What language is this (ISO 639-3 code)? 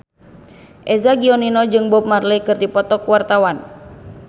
sun